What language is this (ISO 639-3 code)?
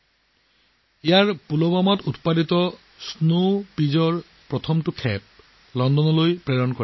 asm